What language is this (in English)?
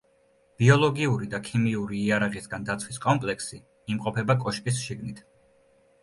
Georgian